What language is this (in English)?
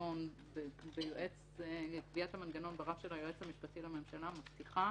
Hebrew